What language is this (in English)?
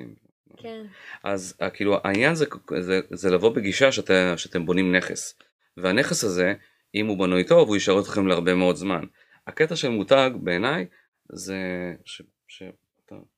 Hebrew